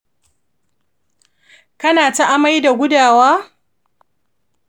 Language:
Hausa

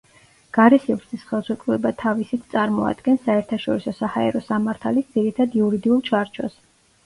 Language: Georgian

